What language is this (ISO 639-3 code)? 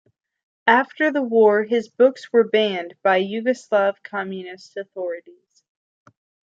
eng